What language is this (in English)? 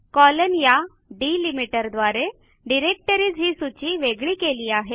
Marathi